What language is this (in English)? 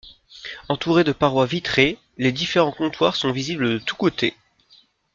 French